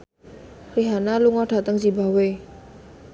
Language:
Javanese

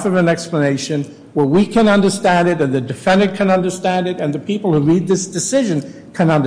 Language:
English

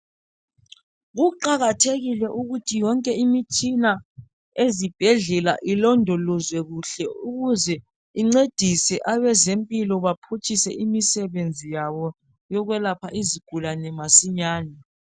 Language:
North Ndebele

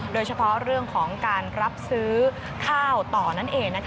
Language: Thai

